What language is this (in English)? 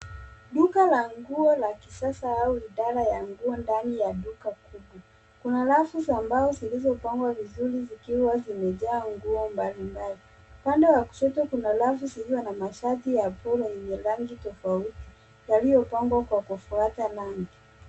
Swahili